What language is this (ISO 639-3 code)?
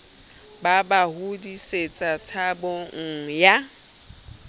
sot